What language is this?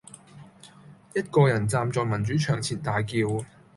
Cantonese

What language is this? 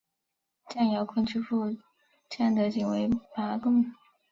Chinese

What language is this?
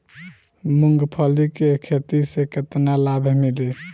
Bhojpuri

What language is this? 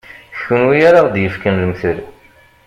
Kabyle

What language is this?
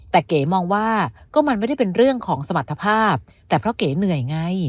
Thai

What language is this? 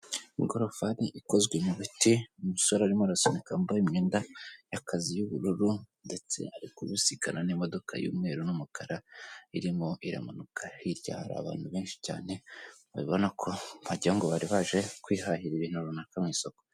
Kinyarwanda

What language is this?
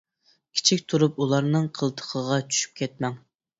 Uyghur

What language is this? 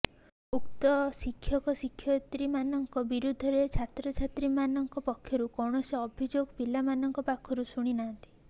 Odia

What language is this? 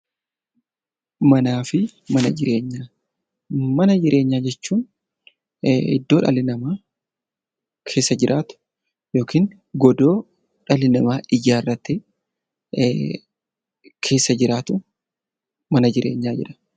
Oromo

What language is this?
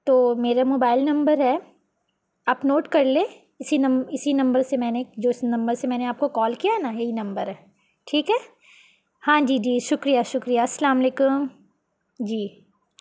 Urdu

